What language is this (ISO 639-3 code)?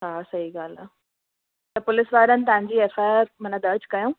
snd